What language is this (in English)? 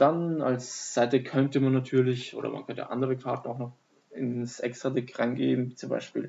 German